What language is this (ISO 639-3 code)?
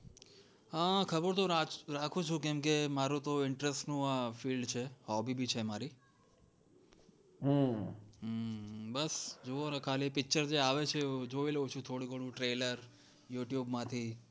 guj